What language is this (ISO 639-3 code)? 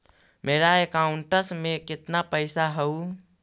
mag